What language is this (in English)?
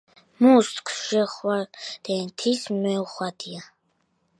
Georgian